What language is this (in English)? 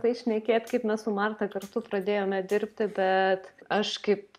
Lithuanian